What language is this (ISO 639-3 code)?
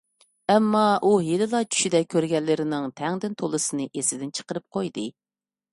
uig